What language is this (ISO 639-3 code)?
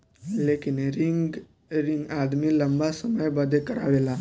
bho